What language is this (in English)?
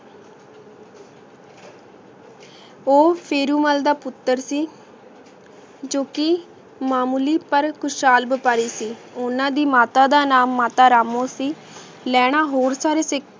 Punjabi